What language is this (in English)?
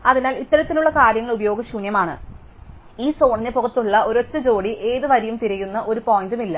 Malayalam